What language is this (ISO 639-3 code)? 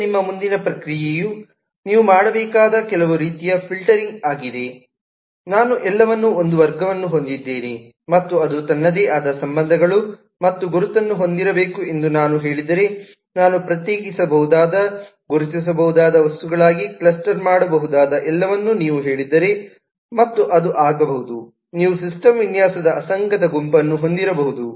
kan